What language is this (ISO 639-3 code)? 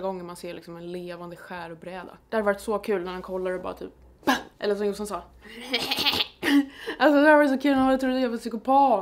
swe